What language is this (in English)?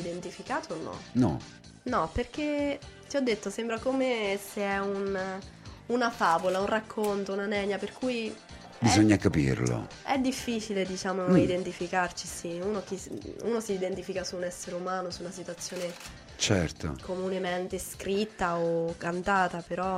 Italian